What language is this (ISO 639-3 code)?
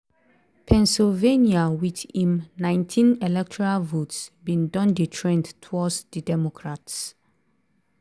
pcm